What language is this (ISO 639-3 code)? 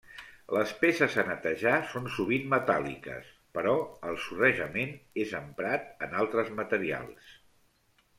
cat